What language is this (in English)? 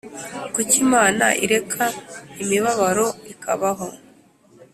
Kinyarwanda